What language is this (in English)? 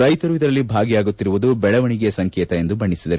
Kannada